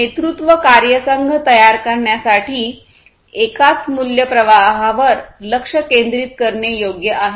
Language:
Marathi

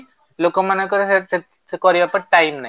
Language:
Odia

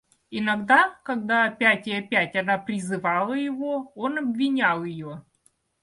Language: Russian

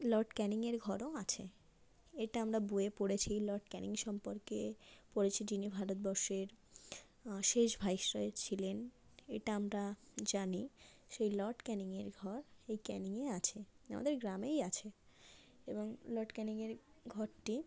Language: Bangla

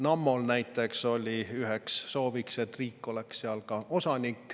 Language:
Estonian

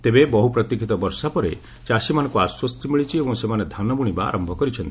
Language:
Odia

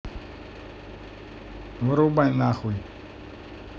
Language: Russian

